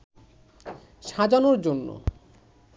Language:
Bangla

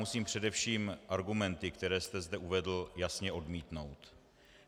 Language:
Czech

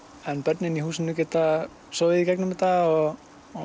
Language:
Icelandic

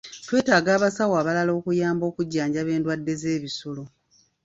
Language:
Ganda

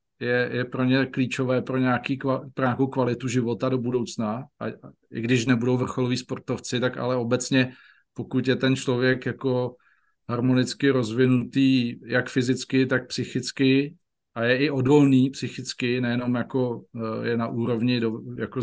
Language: Czech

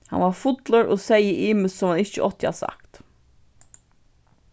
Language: Faroese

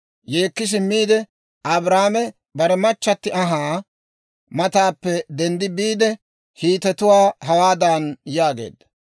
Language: Dawro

